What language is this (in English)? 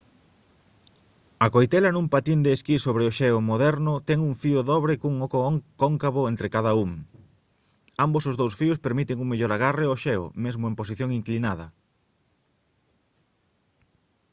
Galician